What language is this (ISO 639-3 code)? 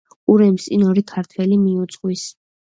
kat